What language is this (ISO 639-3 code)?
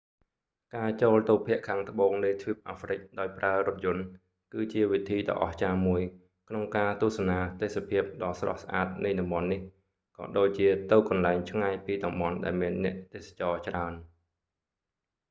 khm